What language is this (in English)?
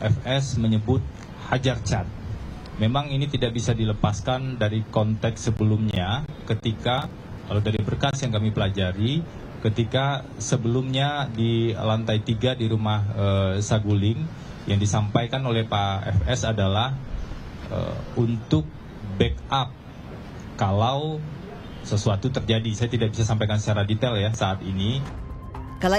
Indonesian